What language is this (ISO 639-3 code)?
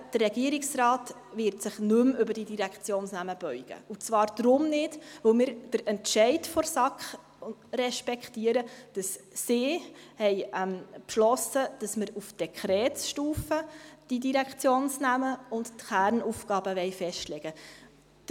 gsw